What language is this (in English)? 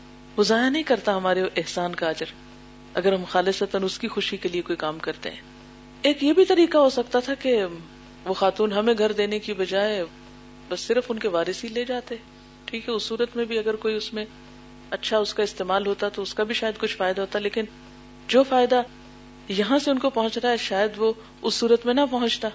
Urdu